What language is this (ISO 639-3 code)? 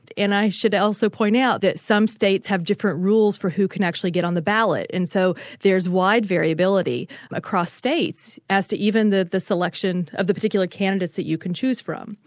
eng